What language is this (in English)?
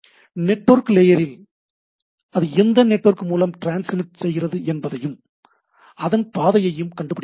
Tamil